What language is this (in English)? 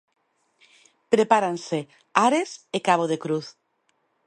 Galician